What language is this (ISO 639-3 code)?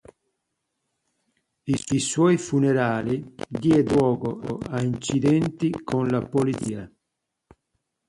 ita